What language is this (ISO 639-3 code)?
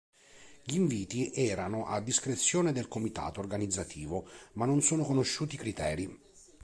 ita